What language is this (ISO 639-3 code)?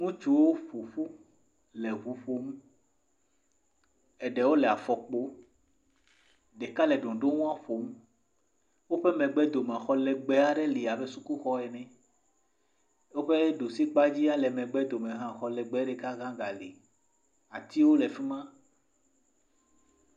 ewe